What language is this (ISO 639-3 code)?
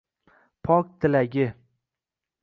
uzb